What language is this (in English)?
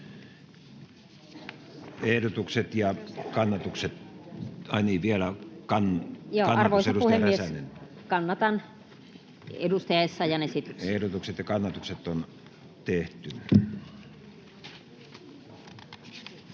Finnish